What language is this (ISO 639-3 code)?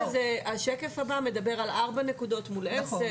heb